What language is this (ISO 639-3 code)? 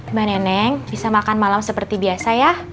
ind